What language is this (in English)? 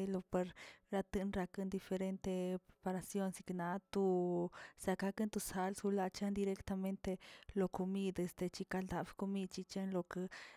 Tilquiapan Zapotec